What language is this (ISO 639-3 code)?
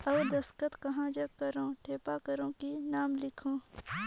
hne